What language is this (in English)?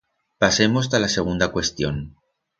Aragonese